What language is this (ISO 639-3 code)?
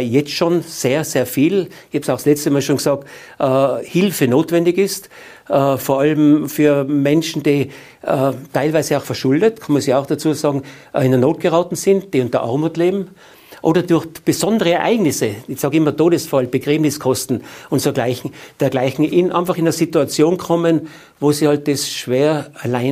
deu